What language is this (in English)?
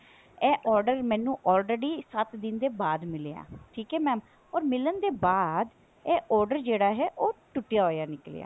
Punjabi